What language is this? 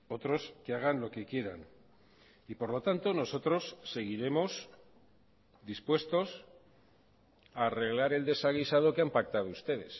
Spanish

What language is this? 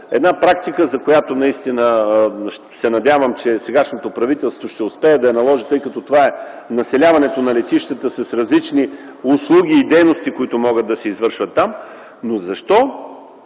Bulgarian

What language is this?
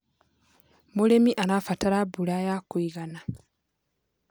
Kikuyu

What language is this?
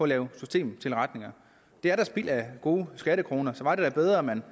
Danish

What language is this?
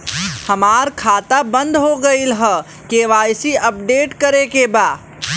Bhojpuri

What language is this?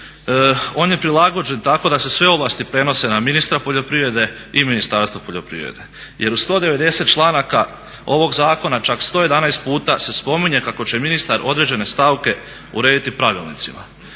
Croatian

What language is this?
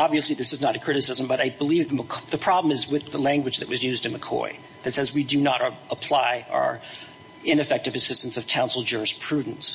English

